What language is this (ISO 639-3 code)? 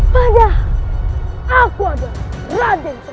ind